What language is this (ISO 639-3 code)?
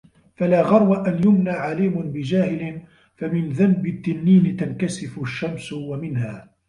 ara